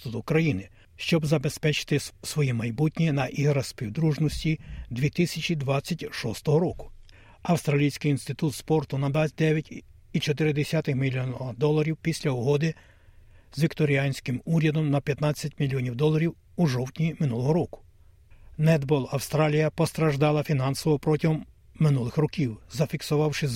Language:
Ukrainian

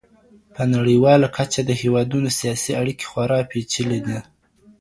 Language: Pashto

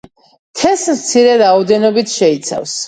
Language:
Georgian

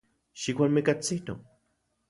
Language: Central Puebla Nahuatl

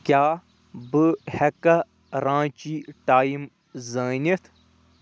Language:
Kashmiri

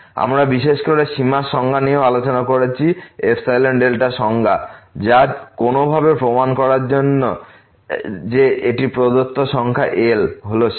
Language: Bangla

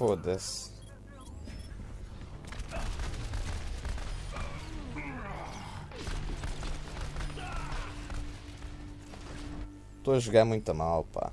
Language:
Portuguese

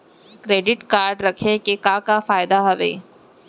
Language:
Chhattisgarhi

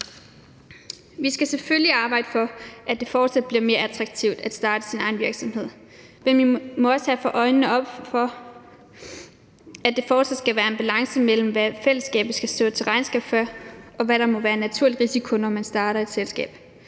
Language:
Danish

